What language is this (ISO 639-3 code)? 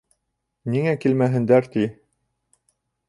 bak